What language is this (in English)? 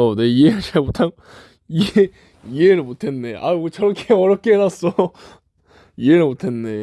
Korean